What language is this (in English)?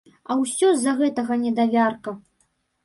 Belarusian